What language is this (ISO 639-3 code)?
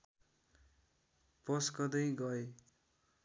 nep